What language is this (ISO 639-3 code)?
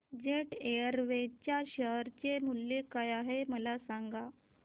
mar